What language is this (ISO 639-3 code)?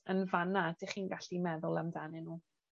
cym